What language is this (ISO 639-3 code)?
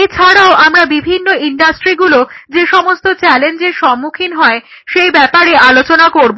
ben